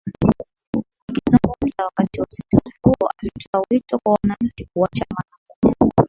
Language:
Swahili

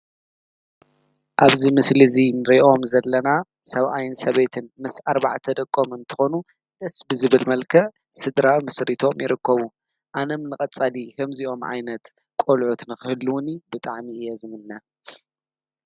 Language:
Tigrinya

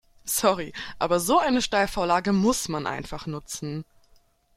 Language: German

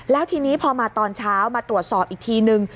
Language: Thai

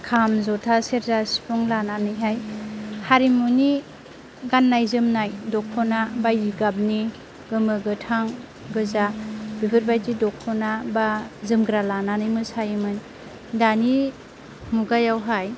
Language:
Bodo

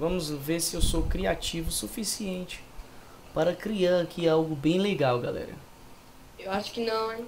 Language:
Portuguese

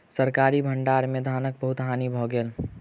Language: Maithili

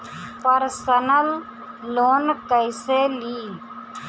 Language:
Bhojpuri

